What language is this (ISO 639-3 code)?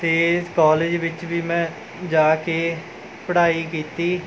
pan